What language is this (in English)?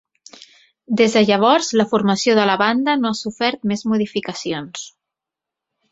Catalan